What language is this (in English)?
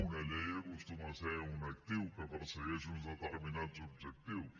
Catalan